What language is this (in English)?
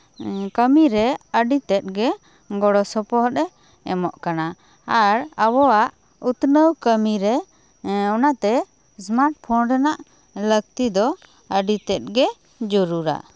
Santali